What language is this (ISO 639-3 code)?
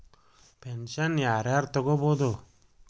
kan